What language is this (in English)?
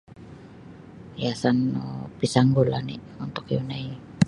Sabah Bisaya